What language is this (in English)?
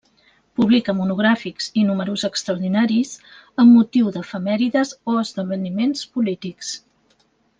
Catalan